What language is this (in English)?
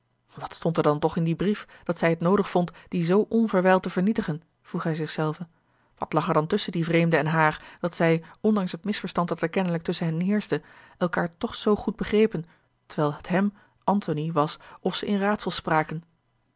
Dutch